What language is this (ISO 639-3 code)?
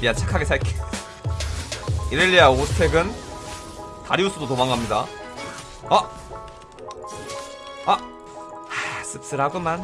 kor